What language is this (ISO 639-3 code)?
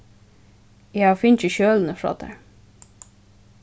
fao